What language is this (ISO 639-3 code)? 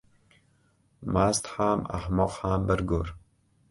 uzb